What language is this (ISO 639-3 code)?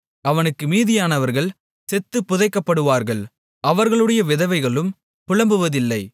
tam